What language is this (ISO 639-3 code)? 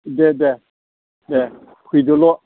brx